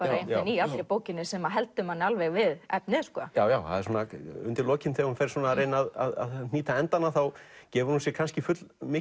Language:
Icelandic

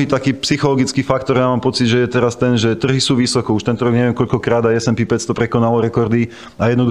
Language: Slovak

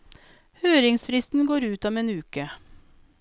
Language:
Norwegian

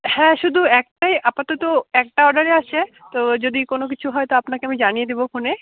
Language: Bangla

